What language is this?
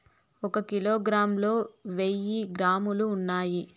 Telugu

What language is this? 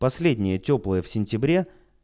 Russian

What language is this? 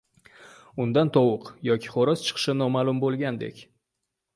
Uzbek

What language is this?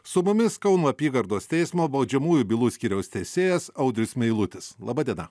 Lithuanian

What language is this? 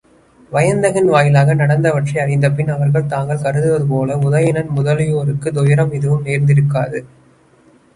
Tamil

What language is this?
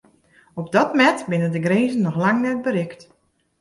Western Frisian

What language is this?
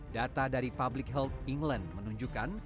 Indonesian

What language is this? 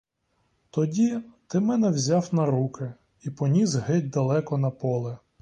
Ukrainian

